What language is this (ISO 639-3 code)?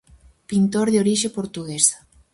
glg